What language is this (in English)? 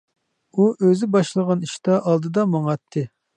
Uyghur